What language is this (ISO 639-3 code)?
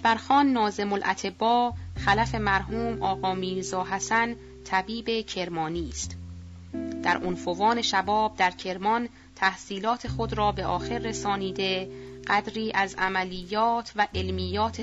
fas